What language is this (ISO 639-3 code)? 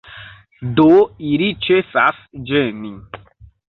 epo